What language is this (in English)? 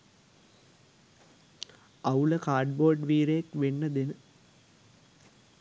Sinhala